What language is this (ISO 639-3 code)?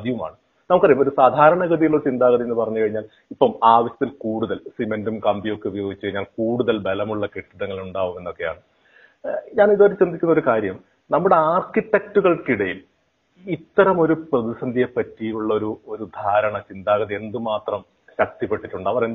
mal